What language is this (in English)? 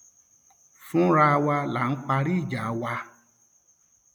Yoruba